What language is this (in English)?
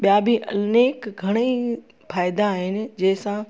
Sindhi